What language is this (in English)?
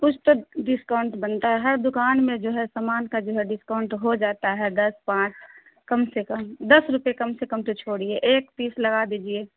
Urdu